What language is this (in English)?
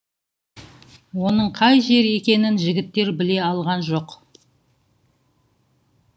Kazakh